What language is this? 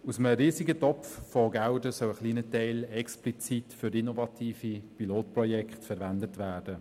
Swiss German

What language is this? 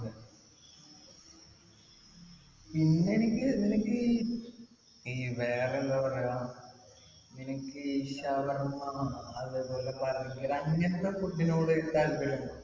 Malayalam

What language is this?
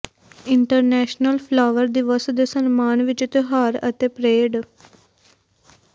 Punjabi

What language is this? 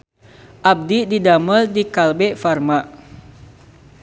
Sundanese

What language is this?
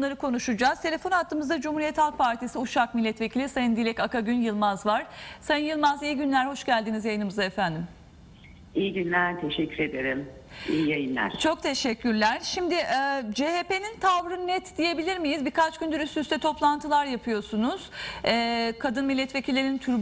Turkish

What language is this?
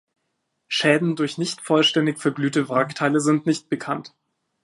German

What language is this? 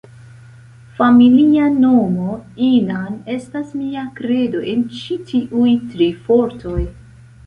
Esperanto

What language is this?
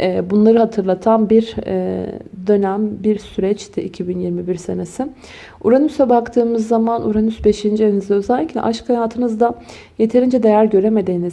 Turkish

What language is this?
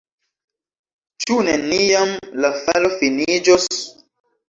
Esperanto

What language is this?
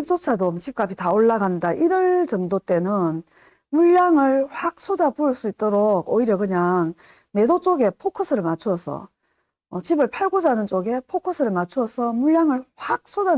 Korean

